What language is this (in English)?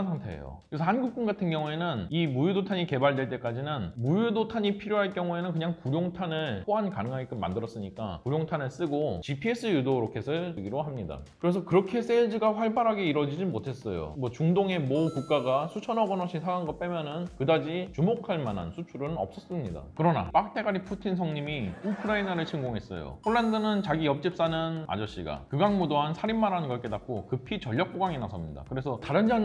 Korean